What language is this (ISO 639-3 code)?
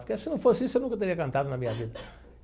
por